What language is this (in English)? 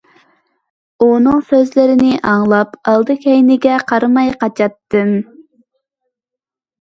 Uyghur